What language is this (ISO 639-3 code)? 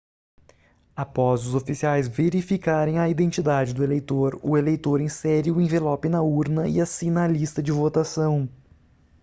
por